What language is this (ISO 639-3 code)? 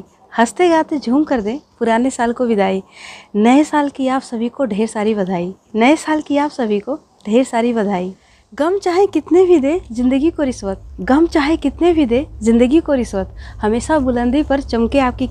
hin